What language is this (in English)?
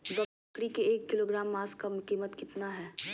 Magahi